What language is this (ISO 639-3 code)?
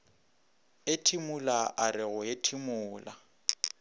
nso